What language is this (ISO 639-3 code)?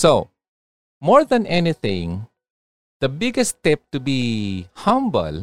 fil